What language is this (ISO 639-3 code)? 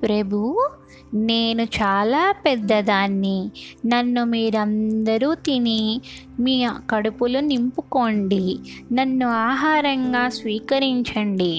tel